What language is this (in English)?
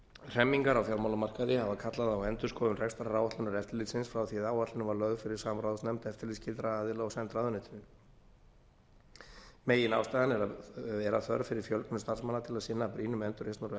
Icelandic